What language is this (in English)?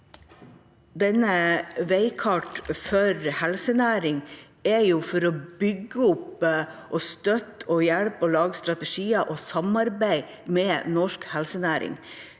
Norwegian